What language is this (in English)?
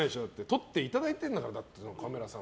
Japanese